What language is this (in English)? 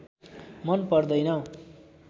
Nepali